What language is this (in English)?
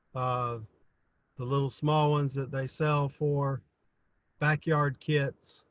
English